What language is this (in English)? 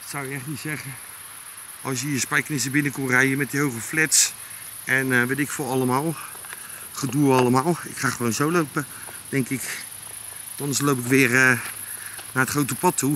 Dutch